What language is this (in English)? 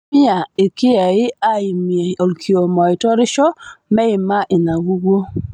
Masai